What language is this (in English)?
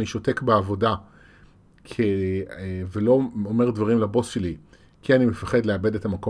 Hebrew